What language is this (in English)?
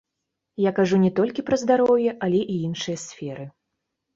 Belarusian